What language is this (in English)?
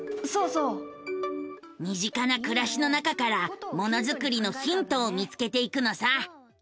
Japanese